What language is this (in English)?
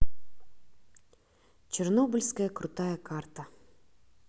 Russian